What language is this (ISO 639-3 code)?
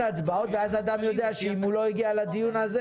heb